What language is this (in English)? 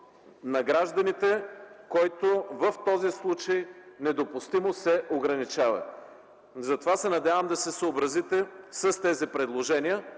Bulgarian